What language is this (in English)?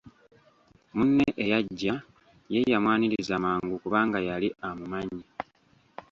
Ganda